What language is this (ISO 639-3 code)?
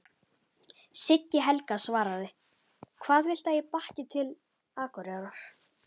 isl